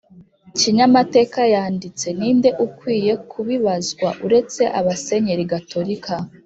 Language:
Kinyarwanda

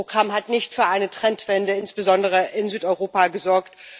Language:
German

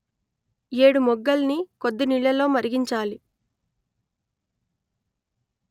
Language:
Telugu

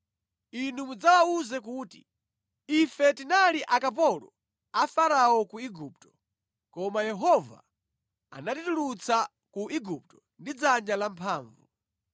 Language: Nyanja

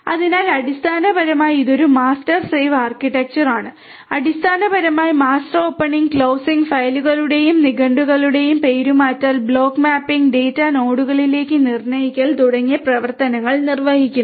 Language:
Malayalam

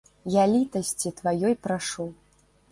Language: Belarusian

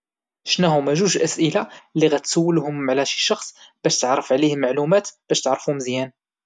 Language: Moroccan Arabic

